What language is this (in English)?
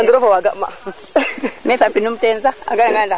Serer